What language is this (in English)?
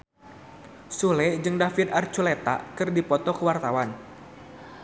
Sundanese